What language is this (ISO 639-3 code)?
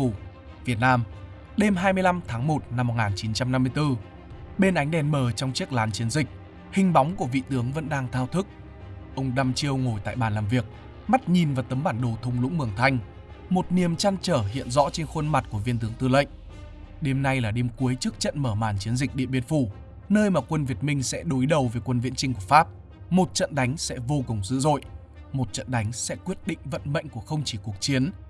vie